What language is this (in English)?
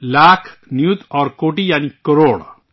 Urdu